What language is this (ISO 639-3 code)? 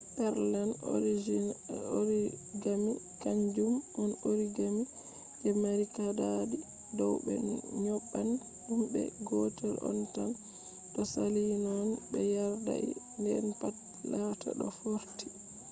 ful